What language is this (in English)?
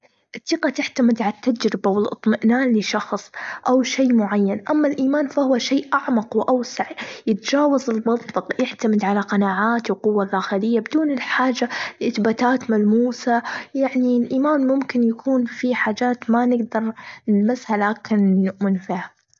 Gulf Arabic